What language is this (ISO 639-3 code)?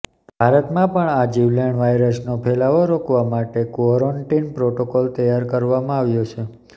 guj